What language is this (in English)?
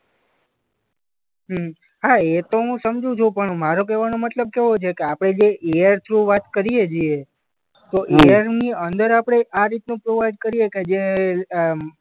Gujarati